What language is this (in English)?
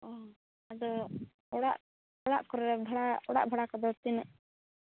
Santali